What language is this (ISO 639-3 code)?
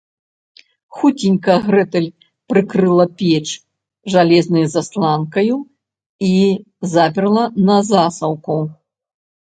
bel